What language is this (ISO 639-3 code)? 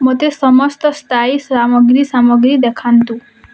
ori